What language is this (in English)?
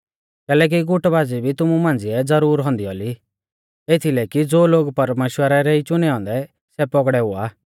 Mahasu Pahari